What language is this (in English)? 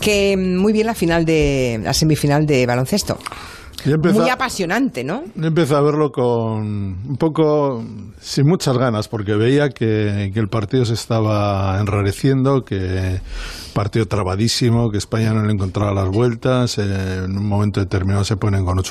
Spanish